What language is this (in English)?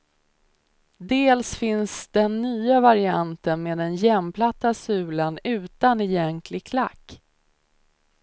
Swedish